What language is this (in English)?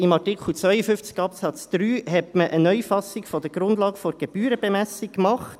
Swiss German